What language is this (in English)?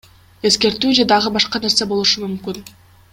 Kyrgyz